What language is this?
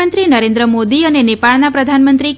Gujarati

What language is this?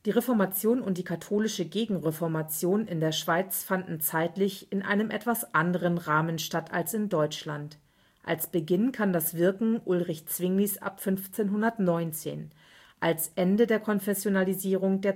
German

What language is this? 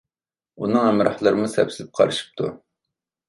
Uyghur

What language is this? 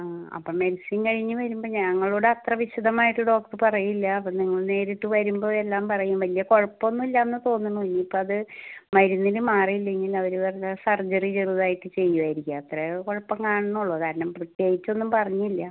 Malayalam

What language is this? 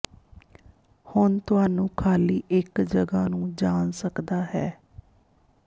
Punjabi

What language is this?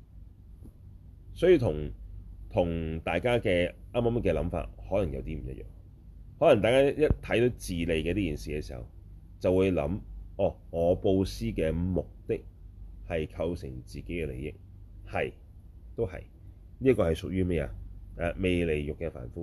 Chinese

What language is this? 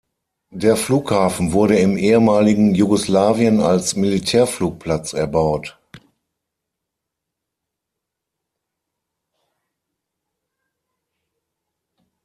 German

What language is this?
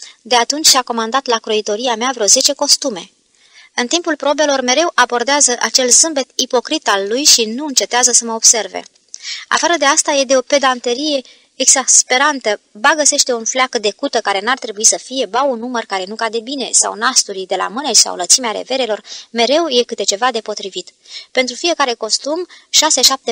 Romanian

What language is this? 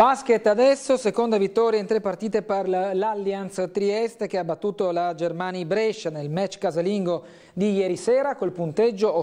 Italian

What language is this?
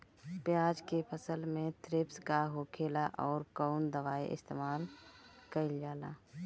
Bhojpuri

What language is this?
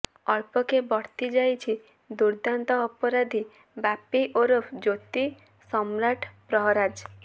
Odia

